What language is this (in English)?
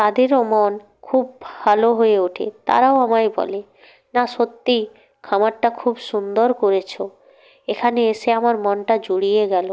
Bangla